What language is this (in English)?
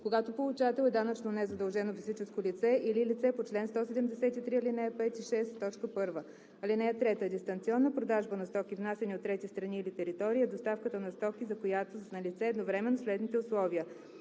Bulgarian